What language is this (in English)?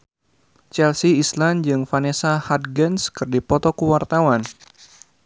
Sundanese